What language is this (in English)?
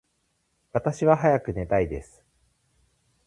Japanese